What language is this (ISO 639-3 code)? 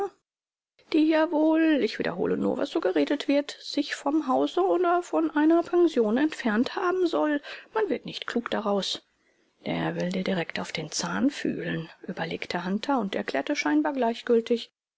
deu